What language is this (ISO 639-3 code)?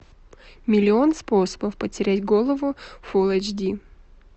rus